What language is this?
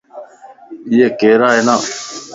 Lasi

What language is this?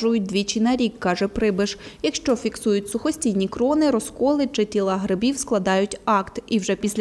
Ukrainian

